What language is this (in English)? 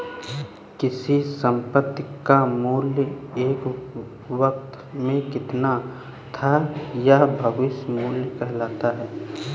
Hindi